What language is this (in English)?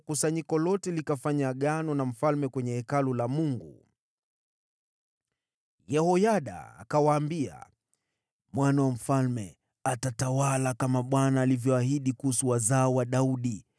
Swahili